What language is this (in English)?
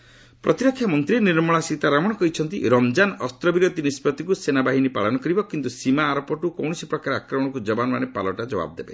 Odia